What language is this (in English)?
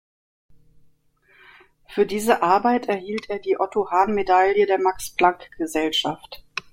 German